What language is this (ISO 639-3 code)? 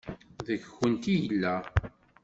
kab